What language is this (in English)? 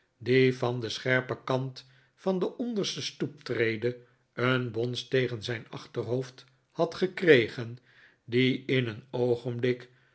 Dutch